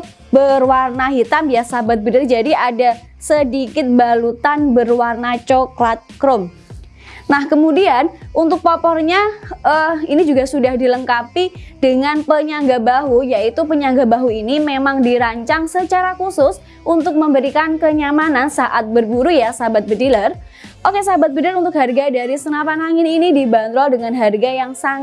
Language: Indonesian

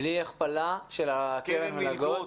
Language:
Hebrew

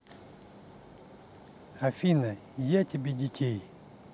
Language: Russian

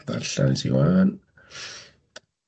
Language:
Welsh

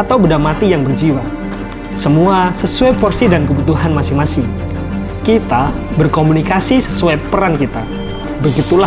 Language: Indonesian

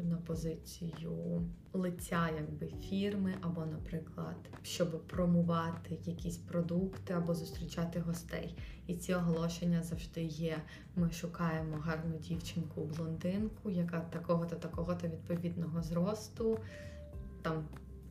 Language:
Ukrainian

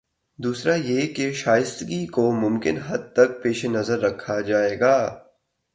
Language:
Urdu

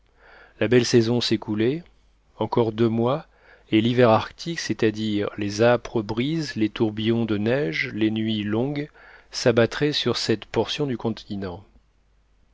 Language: French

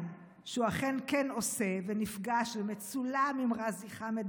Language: Hebrew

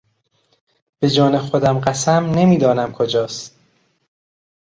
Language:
Persian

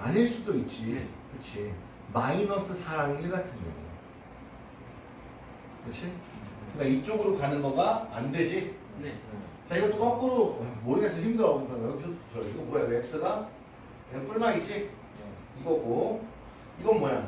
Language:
Korean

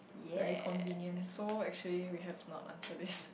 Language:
English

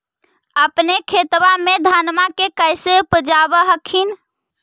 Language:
Magahi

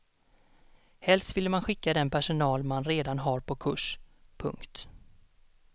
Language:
Swedish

